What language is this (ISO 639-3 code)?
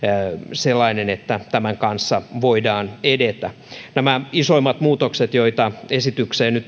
fin